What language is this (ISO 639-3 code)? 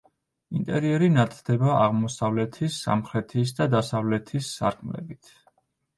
kat